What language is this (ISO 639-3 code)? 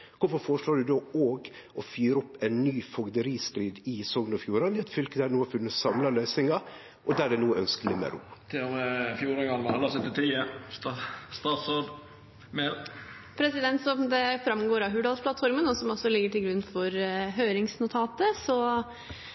nor